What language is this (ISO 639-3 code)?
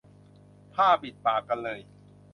tha